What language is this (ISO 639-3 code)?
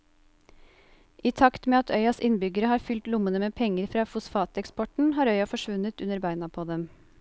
nor